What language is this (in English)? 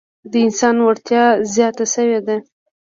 Pashto